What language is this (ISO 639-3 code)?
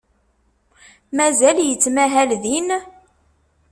kab